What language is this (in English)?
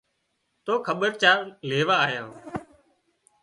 Wadiyara Koli